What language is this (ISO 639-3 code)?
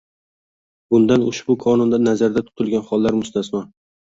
uzb